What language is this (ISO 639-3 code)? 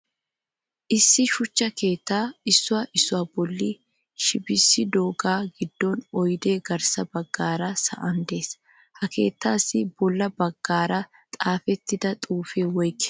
wal